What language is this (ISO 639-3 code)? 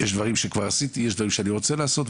heb